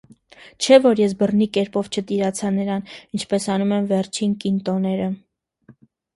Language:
Armenian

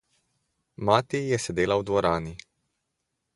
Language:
Slovenian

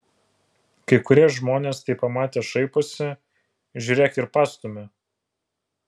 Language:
Lithuanian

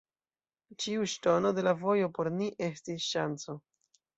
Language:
Esperanto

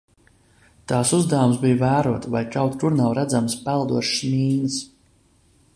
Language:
Latvian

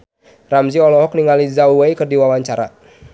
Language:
Sundanese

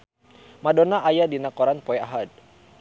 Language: Sundanese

